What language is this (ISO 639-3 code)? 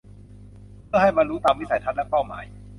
tha